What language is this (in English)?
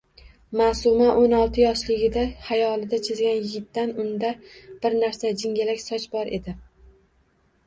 Uzbek